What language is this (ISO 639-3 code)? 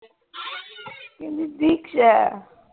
pan